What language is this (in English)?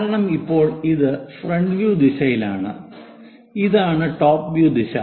Malayalam